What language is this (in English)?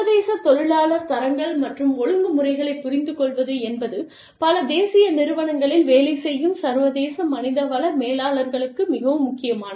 Tamil